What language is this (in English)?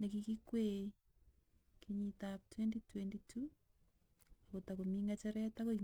Kalenjin